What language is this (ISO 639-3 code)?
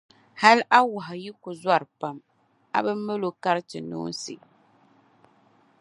dag